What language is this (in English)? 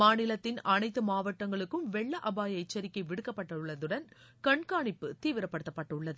Tamil